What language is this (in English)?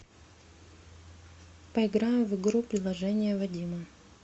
Russian